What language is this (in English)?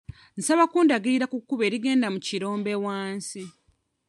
Ganda